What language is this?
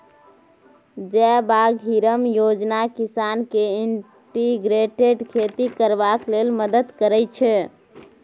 Maithili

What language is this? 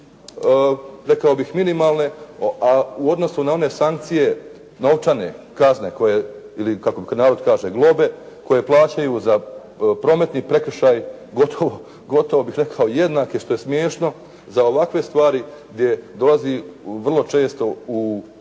Croatian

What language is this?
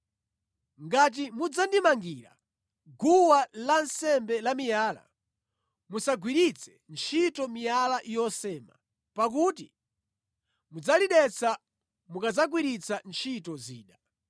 Nyanja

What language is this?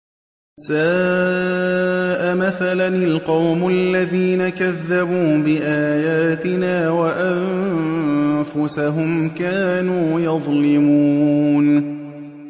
Arabic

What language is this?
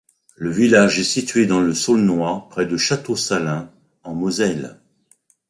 French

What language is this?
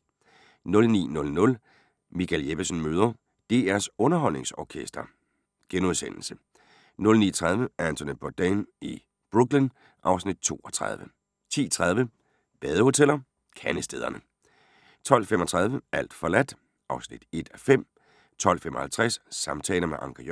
Danish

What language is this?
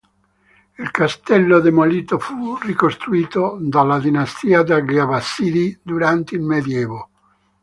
Italian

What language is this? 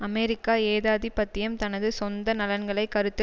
Tamil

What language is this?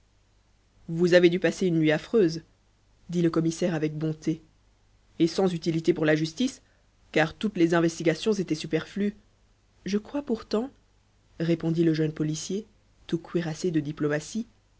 French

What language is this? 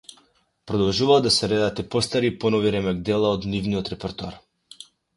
Macedonian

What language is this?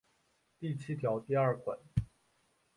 Chinese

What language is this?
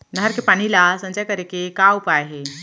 Chhattisgarhi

